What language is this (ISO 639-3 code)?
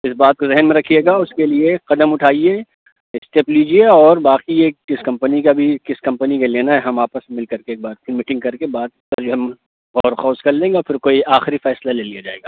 urd